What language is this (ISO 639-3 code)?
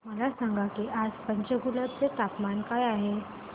mar